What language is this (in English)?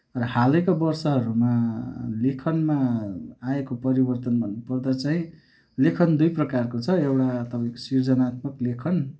Nepali